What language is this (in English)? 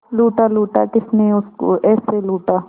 Hindi